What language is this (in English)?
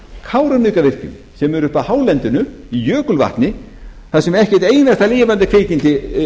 Icelandic